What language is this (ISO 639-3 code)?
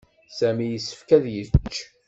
kab